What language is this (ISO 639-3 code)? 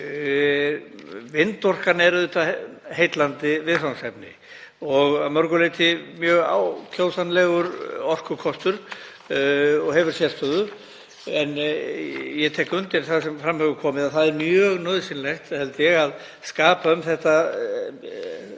isl